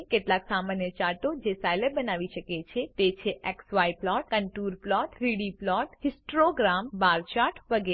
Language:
Gujarati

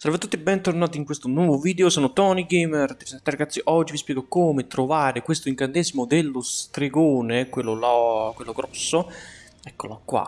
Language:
Italian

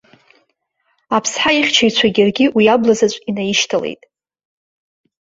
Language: Abkhazian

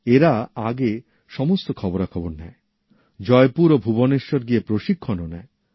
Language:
Bangla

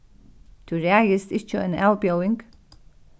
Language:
Faroese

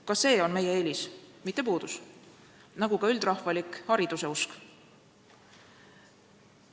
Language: Estonian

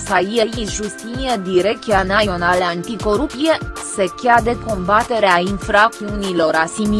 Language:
Romanian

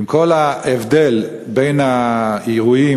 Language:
Hebrew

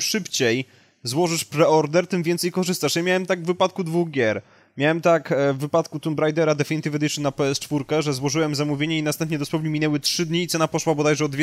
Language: Polish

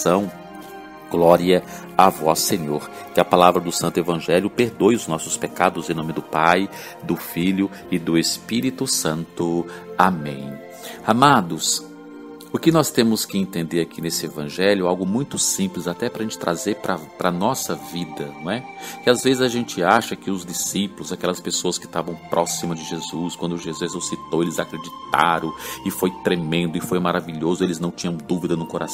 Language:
Portuguese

